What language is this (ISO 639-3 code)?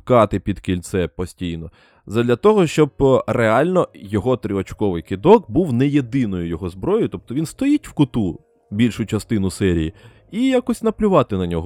ukr